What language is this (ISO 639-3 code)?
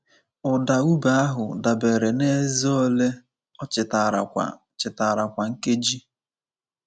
ibo